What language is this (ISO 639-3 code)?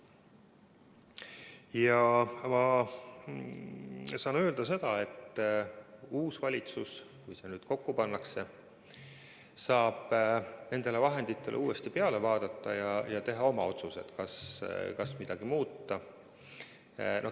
est